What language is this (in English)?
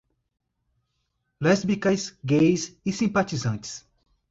Portuguese